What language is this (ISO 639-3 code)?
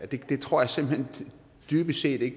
dan